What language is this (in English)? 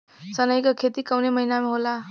Bhojpuri